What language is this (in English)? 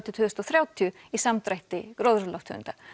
Icelandic